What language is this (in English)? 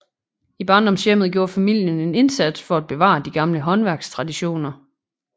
Danish